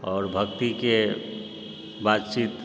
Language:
Maithili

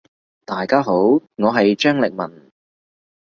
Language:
Cantonese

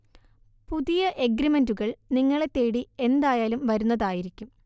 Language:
Malayalam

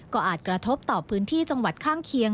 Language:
Thai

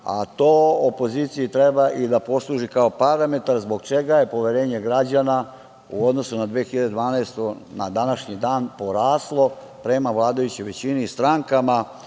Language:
Serbian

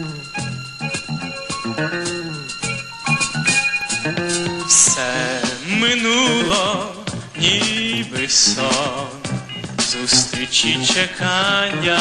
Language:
Romanian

